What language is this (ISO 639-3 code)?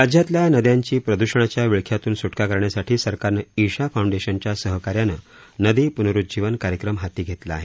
mar